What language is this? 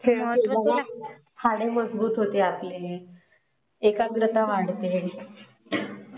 Marathi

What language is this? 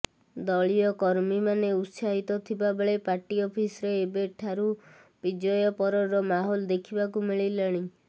Odia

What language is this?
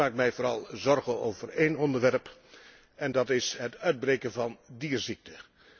Dutch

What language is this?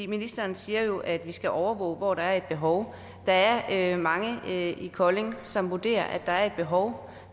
Danish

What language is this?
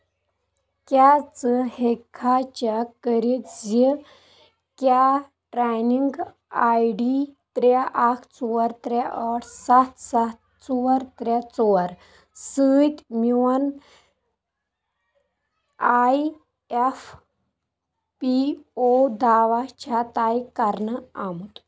Kashmiri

